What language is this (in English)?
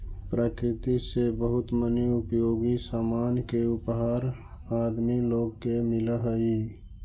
Magahi